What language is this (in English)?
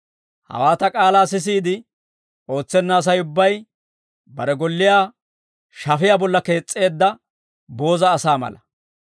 Dawro